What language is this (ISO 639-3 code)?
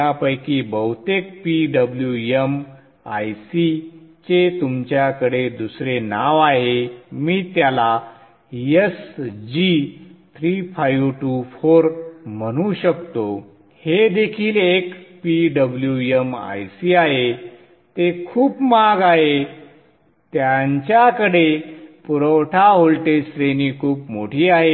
mar